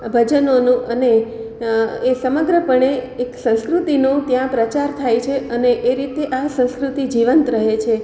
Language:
Gujarati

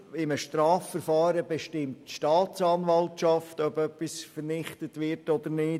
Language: Swiss German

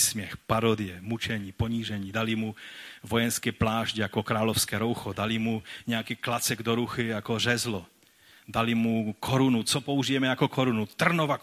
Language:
Czech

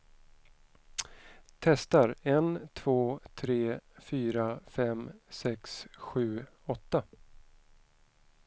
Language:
Swedish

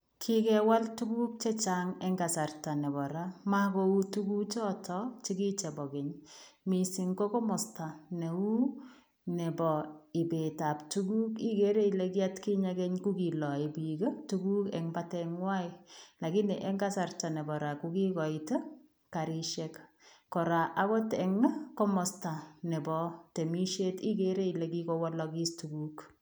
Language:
Kalenjin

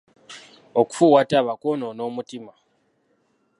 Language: Ganda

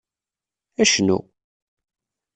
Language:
Kabyle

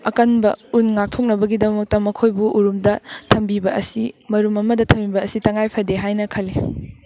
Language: Manipuri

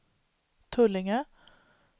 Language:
Swedish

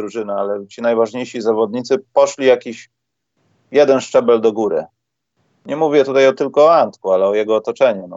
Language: Polish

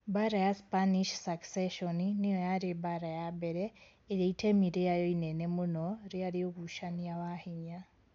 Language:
Kikuyu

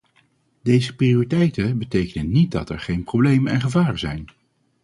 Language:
Dutch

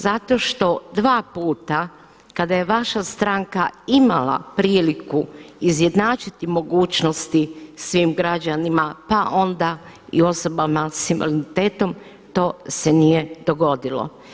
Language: Croatian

